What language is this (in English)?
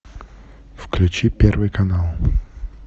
Russian